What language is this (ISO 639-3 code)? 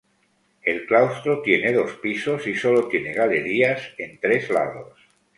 spa